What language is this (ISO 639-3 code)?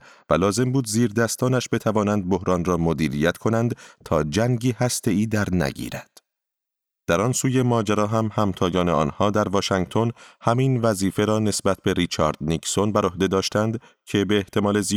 fas